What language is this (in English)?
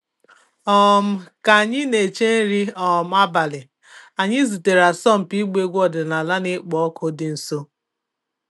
Igbo